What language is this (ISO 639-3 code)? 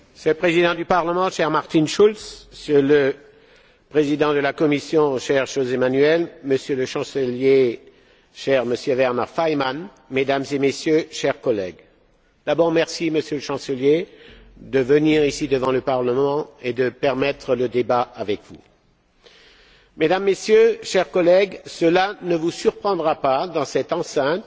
fra